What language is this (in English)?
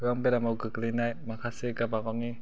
Bodo